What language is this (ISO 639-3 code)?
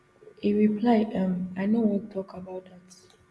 pcm